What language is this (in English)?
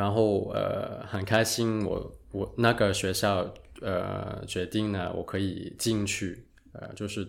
Chinese